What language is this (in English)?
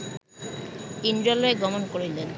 Bangla